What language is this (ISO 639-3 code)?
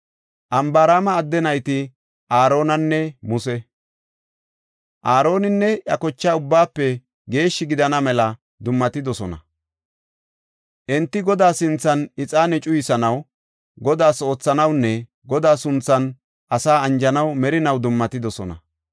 gof